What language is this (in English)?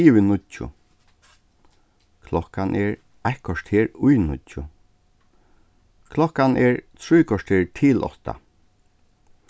Faroese